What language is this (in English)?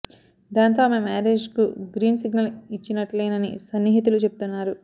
Telugu